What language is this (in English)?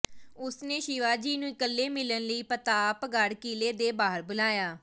Punjabi